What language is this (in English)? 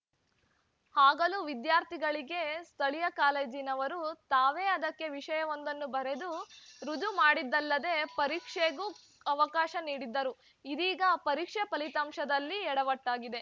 Kannada